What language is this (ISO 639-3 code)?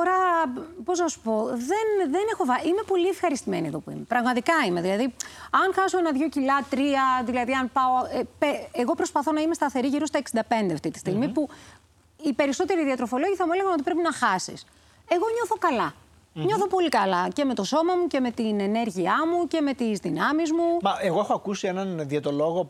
ell